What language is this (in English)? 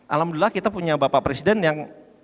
Indonesian